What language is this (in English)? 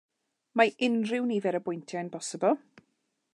Welsh